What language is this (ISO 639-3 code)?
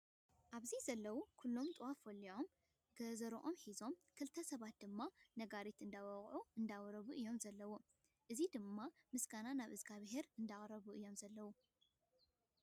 tir